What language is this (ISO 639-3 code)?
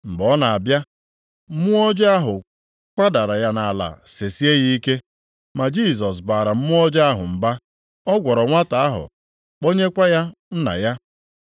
ibo